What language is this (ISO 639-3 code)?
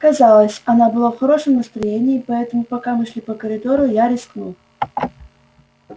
rus